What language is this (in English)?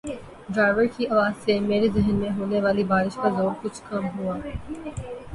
Urdu